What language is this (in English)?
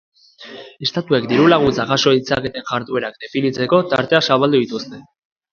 Basque